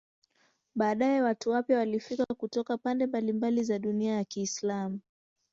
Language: Swahili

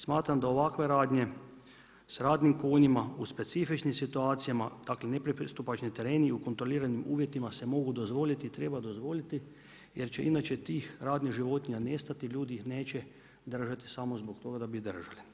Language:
Croatian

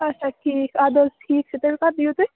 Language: Kashmiri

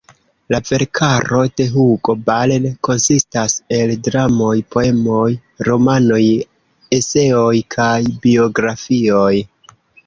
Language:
Esperanto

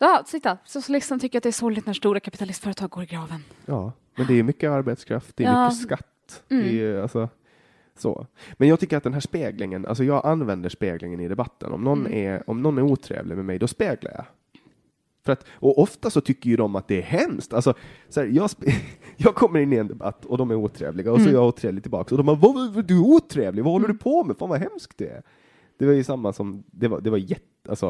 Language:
Swedish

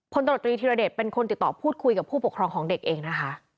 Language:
Thai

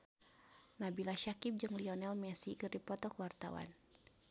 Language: Sundanese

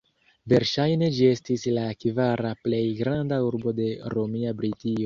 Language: Esperanto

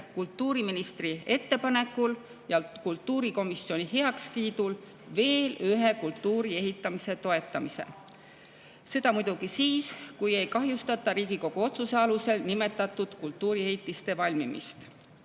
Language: Estonian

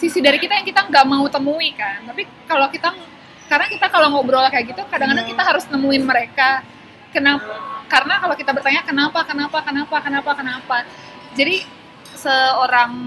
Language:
Indonesian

